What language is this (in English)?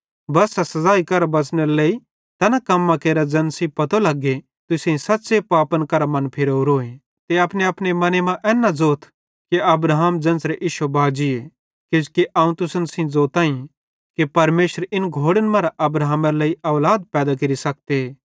Bhadrawahi